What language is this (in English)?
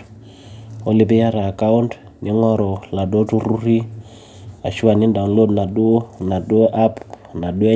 Masai